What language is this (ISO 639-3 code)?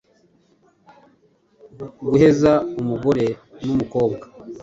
kin